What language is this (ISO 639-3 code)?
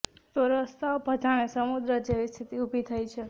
guj